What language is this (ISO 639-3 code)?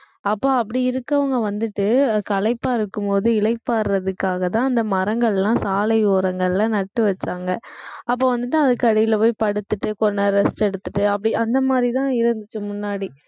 tam